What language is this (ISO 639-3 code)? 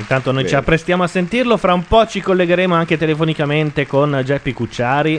ita